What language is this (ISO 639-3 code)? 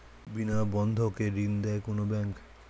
ben